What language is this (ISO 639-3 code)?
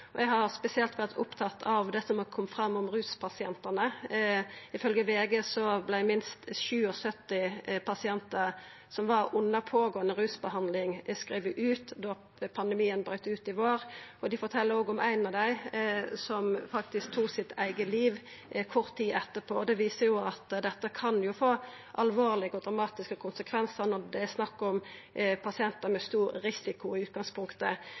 nno